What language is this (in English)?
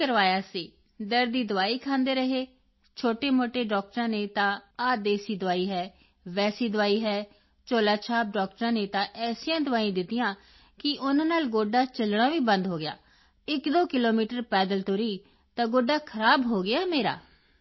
Punjabi